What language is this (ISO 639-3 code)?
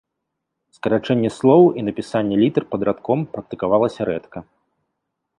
bel